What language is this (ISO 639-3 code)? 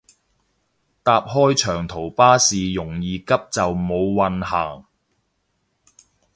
yue